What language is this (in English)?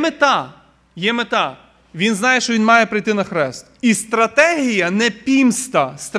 Ukrainian